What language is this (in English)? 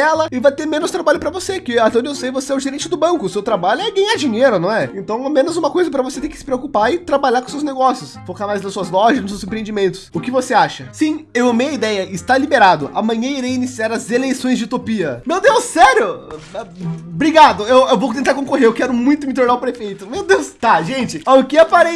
Portuguese